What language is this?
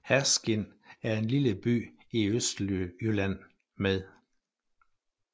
Danish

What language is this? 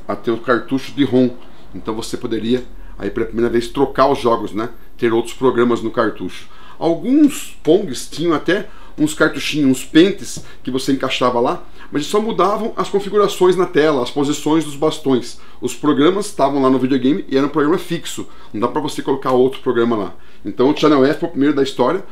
Portuguese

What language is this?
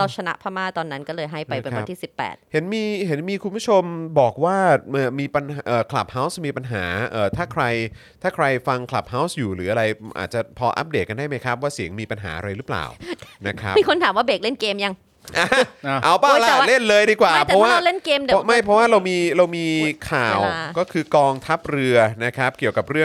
Thai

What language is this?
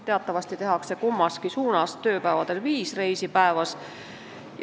Estonian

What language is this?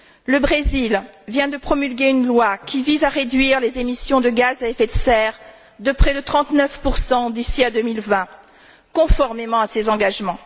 French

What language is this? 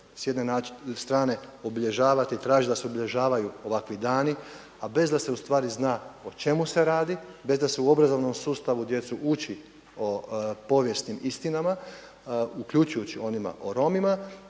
Croatian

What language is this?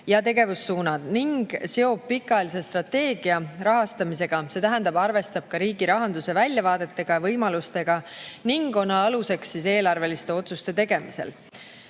Estonian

